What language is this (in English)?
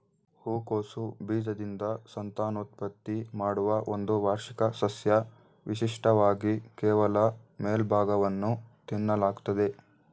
Kannada